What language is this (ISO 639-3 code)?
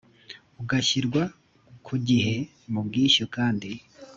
kin